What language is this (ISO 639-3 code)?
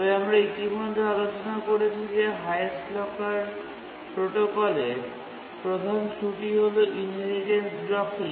ben